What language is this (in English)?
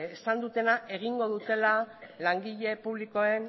Basque